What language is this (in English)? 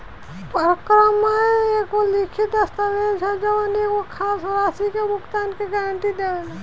Bhojpuri